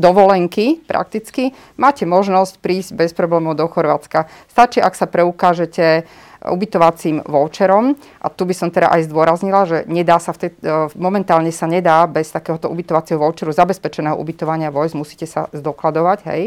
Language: Slovak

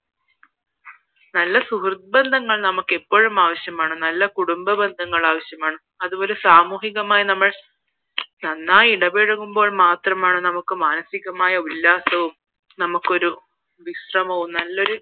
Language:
Malayalam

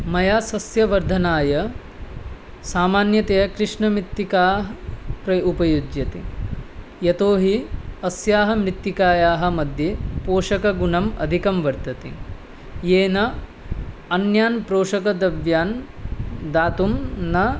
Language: Sanskrit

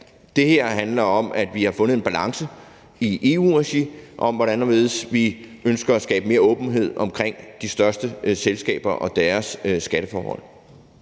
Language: Danish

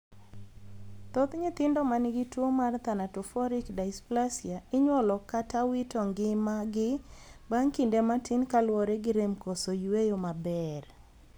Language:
Luo (Kenya and Tanzania)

